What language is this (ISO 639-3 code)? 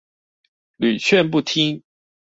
zho